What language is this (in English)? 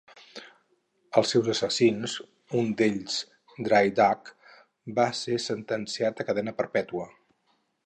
Catalan